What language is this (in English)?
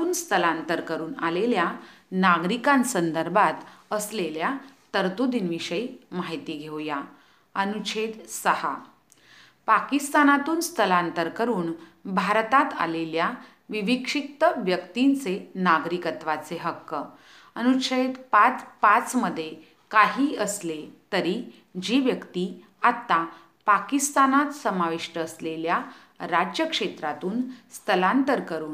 Hindi